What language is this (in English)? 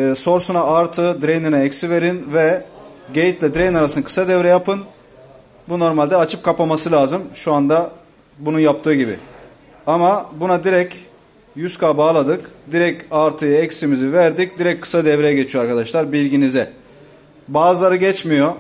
Turkish